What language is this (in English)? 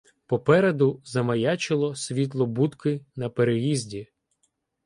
Ukrainian